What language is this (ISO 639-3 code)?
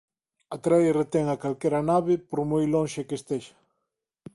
glg